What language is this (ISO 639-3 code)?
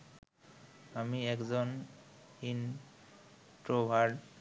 ben